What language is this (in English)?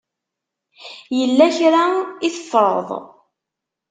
Kabyle